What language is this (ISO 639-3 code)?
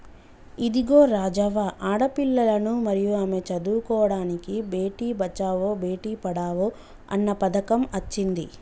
tel